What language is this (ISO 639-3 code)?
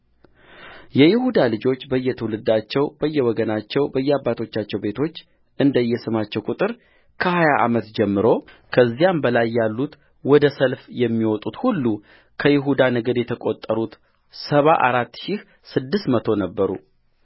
amh